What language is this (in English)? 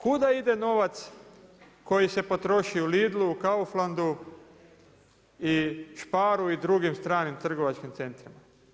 Croatian